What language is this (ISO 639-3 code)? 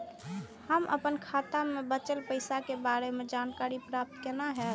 mai